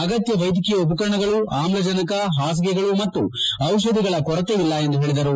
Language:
Kannada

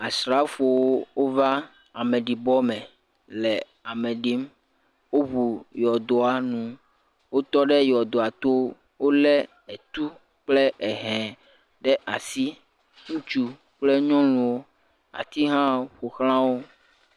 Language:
Ewe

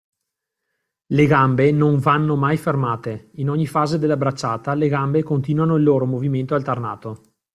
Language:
Italian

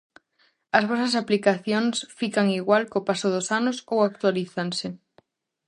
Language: Galician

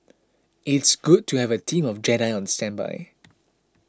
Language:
English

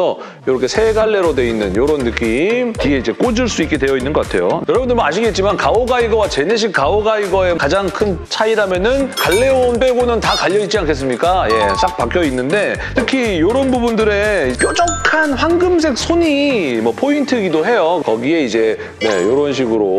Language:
Korean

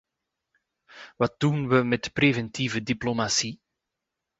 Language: Dutch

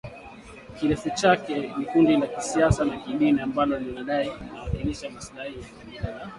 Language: Swahili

